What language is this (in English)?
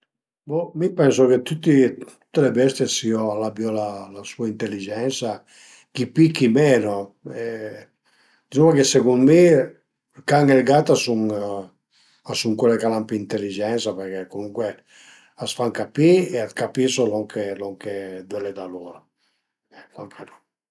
Piedmontese